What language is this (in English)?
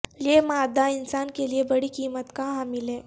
Urdu